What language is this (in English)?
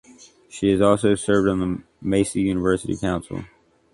English